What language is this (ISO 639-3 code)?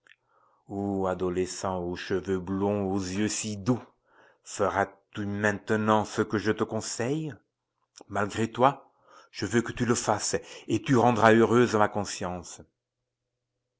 fra